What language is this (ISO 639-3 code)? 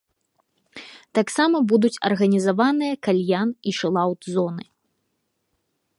bel